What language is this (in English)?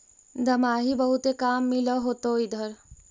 Magahi